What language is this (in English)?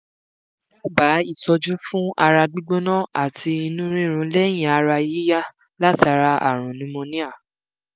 Yoruba